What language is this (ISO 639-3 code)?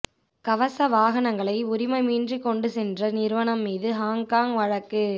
tam